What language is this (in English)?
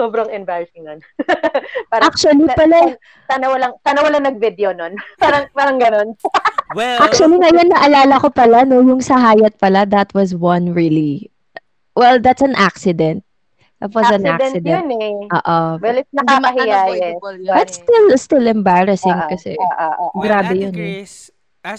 Filipino